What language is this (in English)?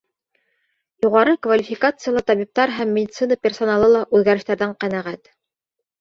Bashkir